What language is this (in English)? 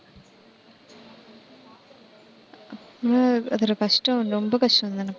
Tamil